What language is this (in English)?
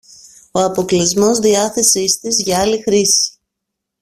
Greek